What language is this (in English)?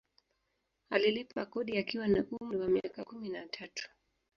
Swahili